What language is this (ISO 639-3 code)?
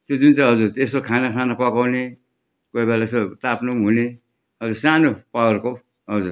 nep